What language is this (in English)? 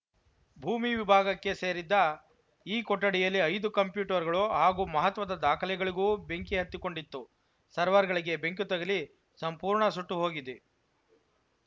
Kannada